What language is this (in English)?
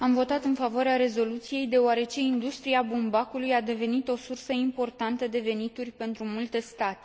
Romanian